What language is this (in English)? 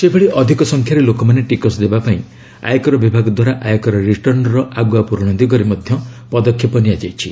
Odia